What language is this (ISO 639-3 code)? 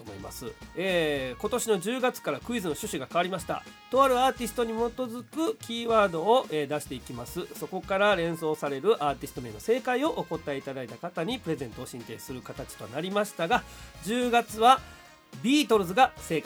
jpn